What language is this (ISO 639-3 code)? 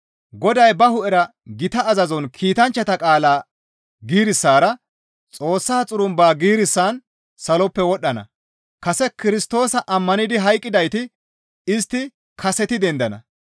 gmv